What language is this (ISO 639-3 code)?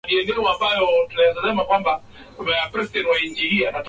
swa